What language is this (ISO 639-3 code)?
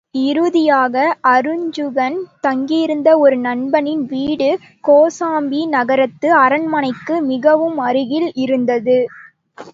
tam